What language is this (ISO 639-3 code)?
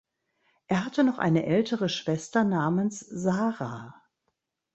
deu